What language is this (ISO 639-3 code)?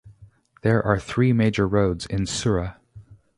eng